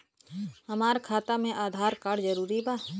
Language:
Bhojpuri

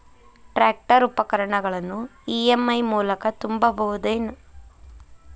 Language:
Kannada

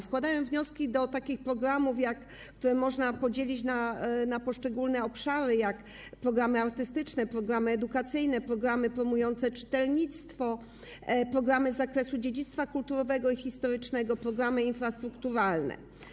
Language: Polish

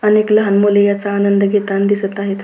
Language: Marathi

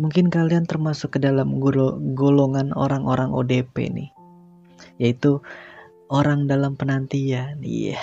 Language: Indonesian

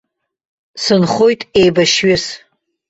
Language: Abkhazian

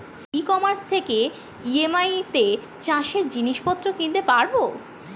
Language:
Bangla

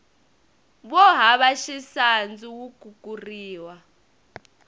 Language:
Tsonga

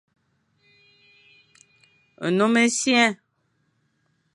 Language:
Fang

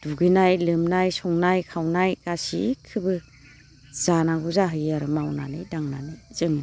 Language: Bodo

